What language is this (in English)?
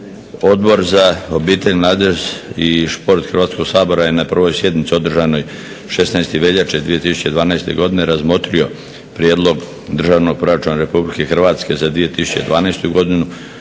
Croatian